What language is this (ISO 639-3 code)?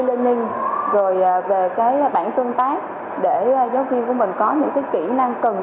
vie